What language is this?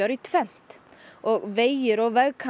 Icelandic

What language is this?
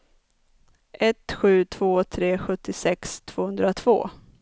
Swedish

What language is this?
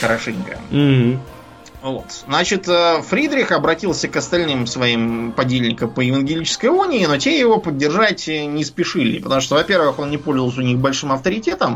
Russian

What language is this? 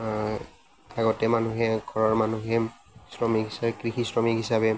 Assamese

